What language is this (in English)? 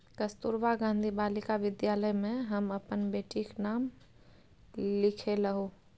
Maithili